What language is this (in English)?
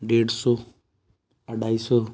Sindhi